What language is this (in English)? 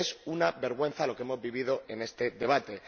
Spanish